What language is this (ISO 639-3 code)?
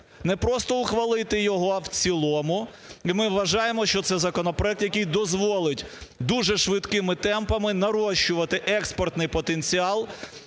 ukr